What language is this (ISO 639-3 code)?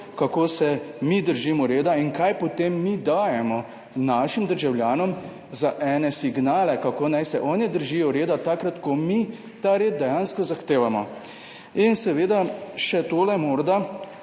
slv